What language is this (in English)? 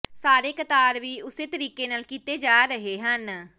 Punjabi